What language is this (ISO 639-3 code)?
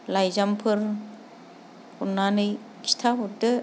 brx